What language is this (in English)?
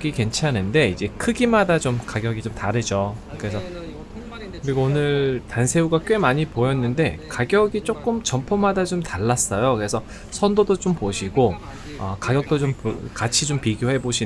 Korean